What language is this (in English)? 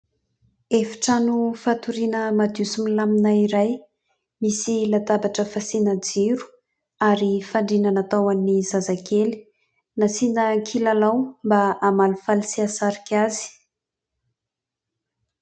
Malagasy